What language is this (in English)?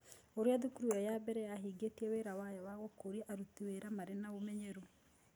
Kikuyu